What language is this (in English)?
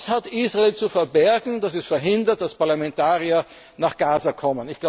German